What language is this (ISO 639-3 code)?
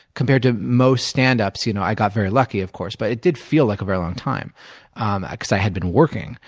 eng